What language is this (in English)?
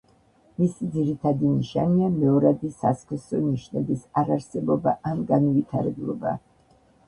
Georgian